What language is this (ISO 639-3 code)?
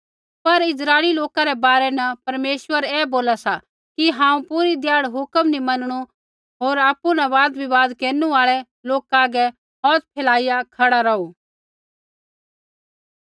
kfx